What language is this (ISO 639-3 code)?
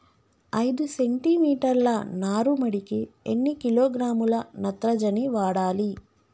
tel